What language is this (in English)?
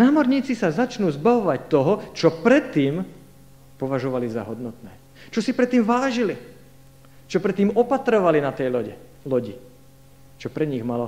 Slovak